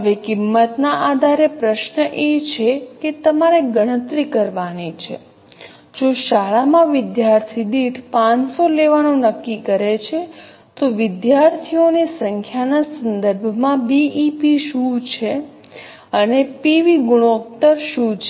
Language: Gujarati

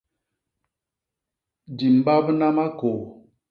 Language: Basaa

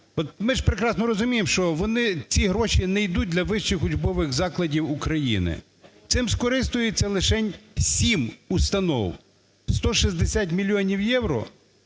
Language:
Ukrainian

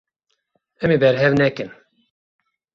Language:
Kurdish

